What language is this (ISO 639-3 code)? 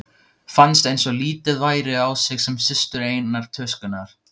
isl